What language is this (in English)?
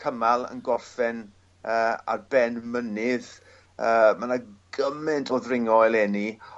Welsh